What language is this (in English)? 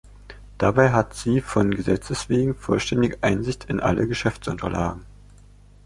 German